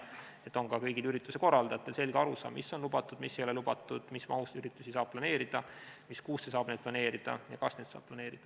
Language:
Estonian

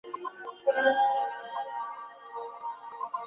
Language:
Chinese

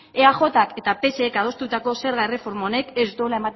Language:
Basque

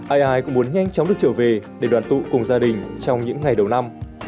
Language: Vietnamese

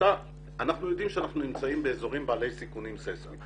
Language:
Hebrew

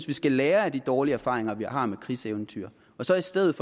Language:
Danish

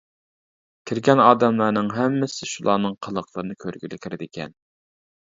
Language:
Uyghur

